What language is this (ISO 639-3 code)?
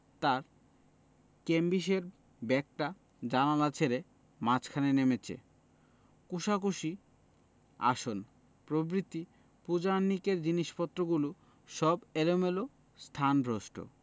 ben